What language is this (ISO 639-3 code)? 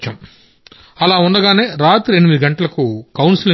tel